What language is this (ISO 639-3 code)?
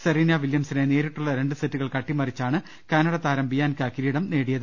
mal